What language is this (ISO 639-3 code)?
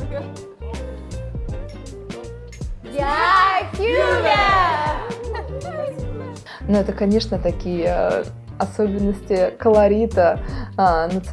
rus